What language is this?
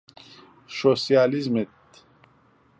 Central Kurdish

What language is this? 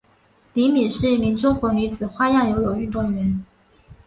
Chinese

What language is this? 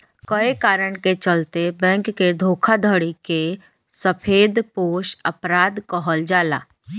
Bhojpuri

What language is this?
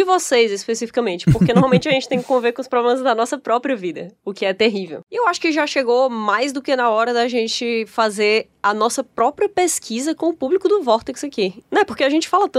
Portuguese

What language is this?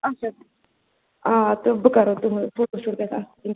Kashmiri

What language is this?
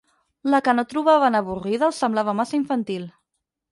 Catalan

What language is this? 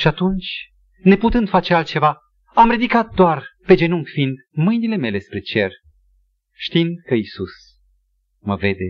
Romanian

